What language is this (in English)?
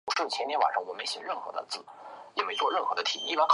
Chinese